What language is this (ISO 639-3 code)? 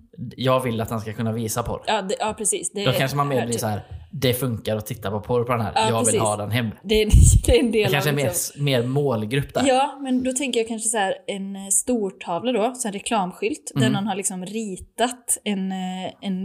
swe